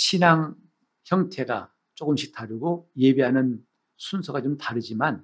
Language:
Korean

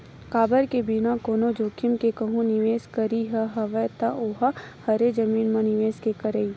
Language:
Chhattisgarhi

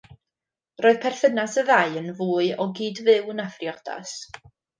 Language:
Welsh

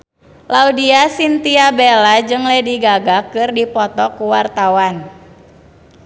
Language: Sundanese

